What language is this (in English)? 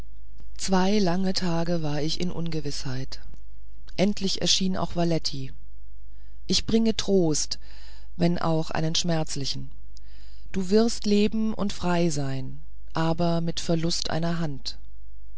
German